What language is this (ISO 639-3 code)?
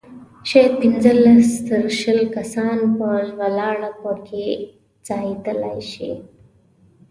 pus